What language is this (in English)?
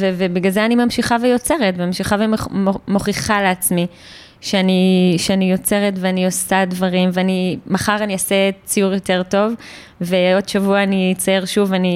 Hebrew